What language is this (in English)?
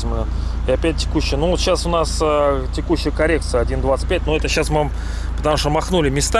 Russian